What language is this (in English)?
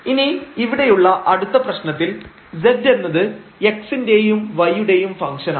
Malayalam